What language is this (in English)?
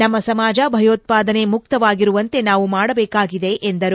Kannada